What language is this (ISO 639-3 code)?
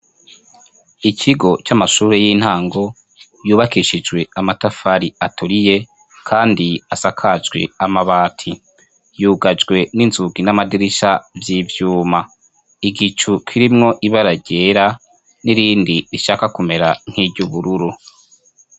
run